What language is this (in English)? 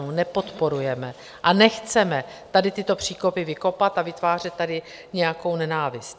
Czech